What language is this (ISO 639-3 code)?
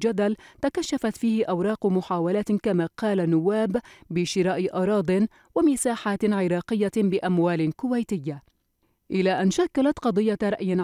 ara